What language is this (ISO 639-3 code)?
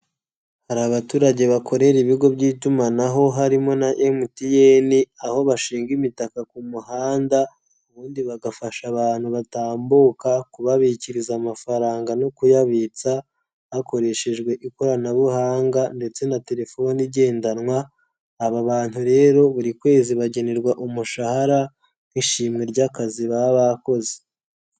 kin